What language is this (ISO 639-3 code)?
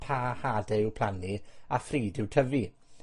cym